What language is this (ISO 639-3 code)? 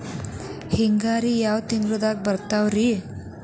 kan